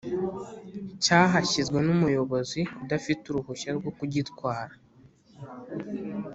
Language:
Kinyarwanda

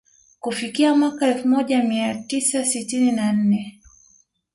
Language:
Swahili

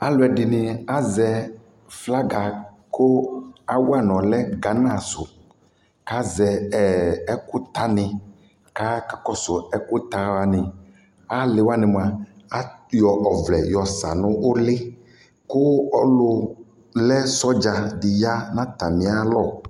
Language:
Ikposo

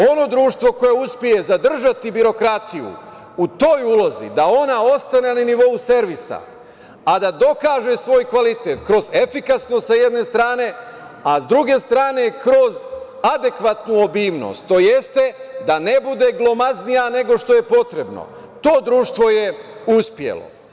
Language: Serbian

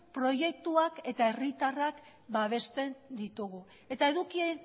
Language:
Basque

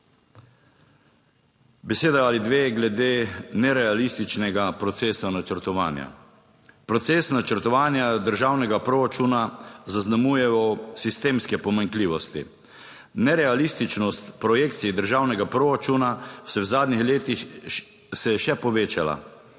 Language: Slovenian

